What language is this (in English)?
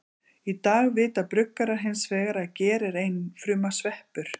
Icelandic